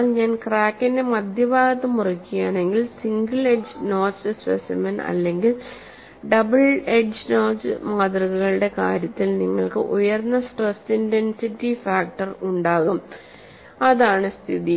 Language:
Malayalam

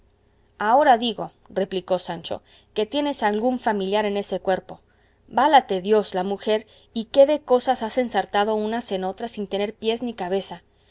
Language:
Spanish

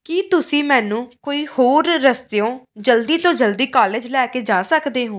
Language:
Punjabi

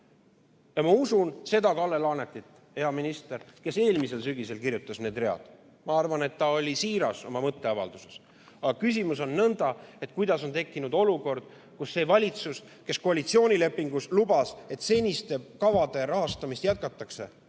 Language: Estonian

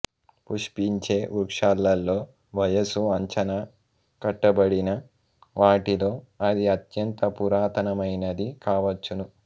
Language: Telugu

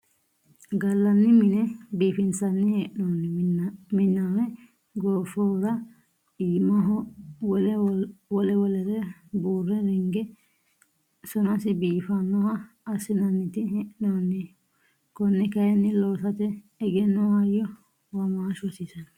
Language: Sidamo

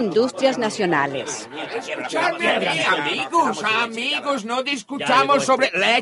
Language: Spanish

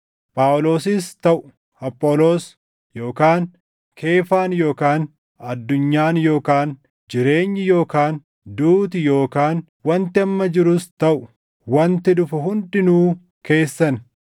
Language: Oromo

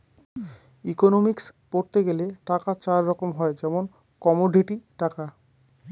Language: Bangla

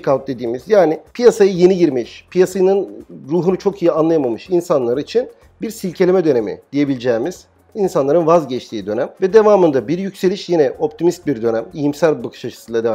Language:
Turkish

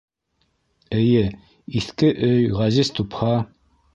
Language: Bashkir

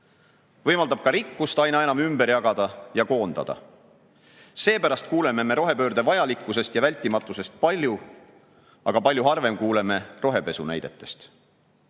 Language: Estonian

